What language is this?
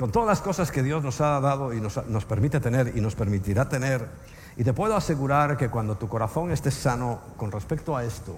Spanish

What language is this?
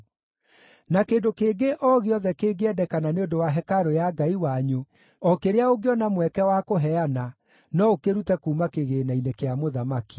Kikuyu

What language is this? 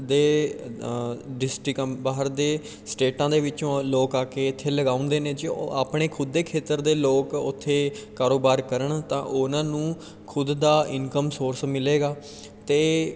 Punjabi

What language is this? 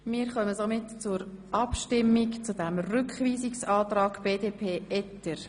Swiss German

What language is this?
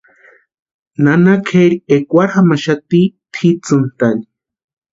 Western Highland Purepecha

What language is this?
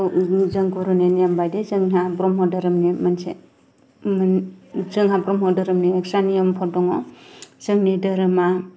Bodo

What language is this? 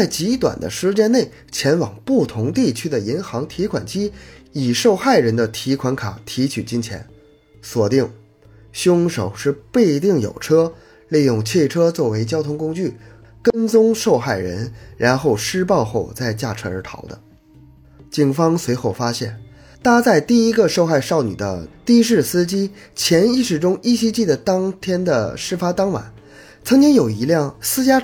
Chinese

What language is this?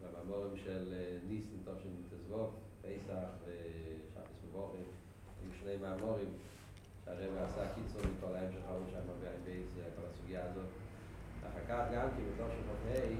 Hebrew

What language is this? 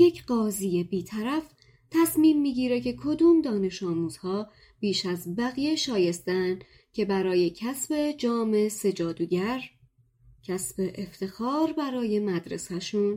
Persian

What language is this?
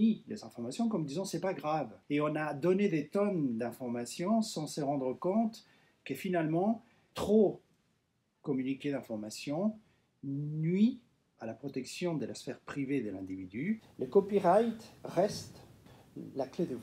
French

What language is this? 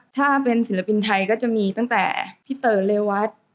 Thai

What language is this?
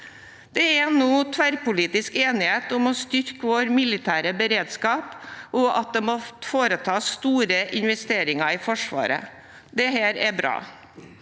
Norwegian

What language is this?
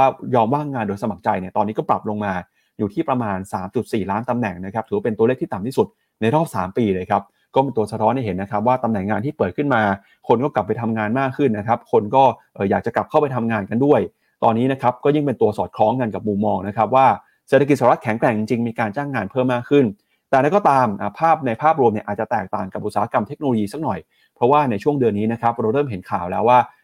Thai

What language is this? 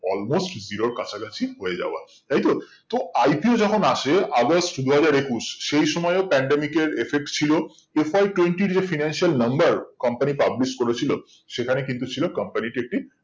Bangla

